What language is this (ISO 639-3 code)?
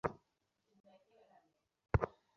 ben